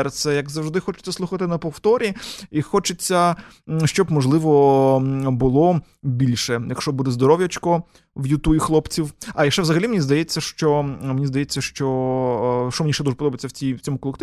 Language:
Ukrainian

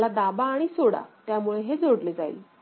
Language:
Marathi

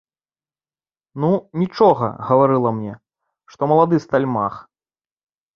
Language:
Belarusian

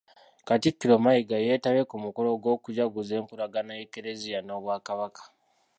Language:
Ganda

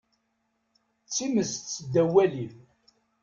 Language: Kabyle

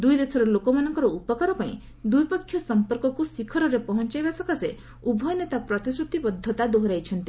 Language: Odia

